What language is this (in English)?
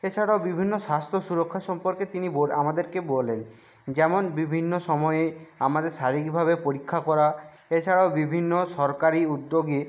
Bangla